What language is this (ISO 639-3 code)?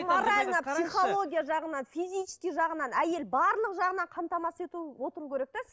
kaz